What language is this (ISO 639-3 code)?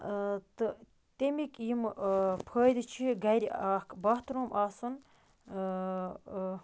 kas